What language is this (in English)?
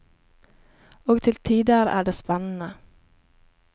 Norwegian